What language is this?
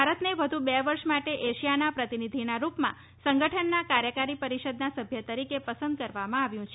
Gujarati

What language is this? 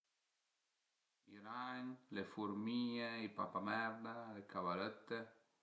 Piedmontese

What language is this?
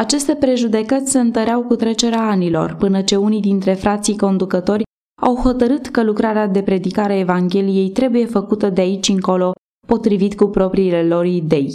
Romanian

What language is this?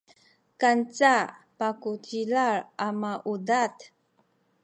Sakizaya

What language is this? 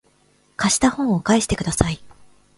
Japanese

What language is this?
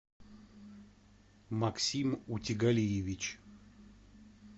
Russian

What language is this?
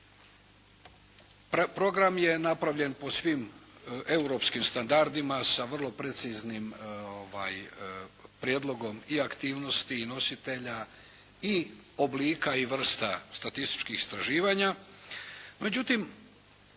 Croatian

